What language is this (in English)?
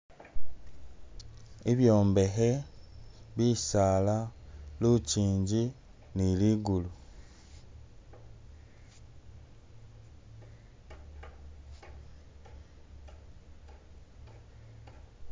Masaaba